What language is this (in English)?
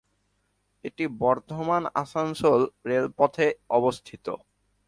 Bangla